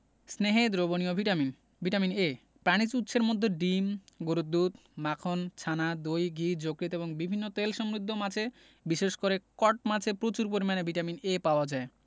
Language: Bangla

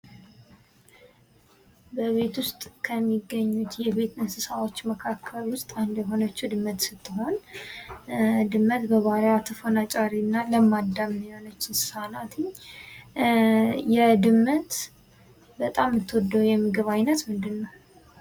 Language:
Amharic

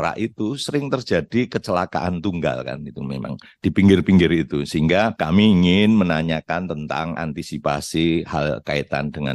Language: Indonesian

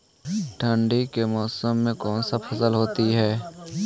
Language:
Magahi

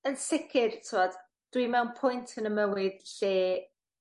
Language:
Welsh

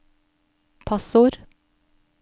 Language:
Norwegian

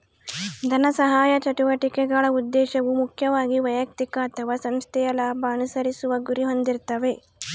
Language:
Kannada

